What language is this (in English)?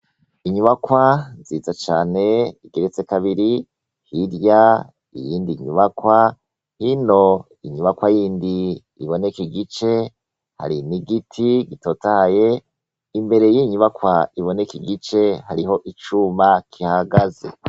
Rundi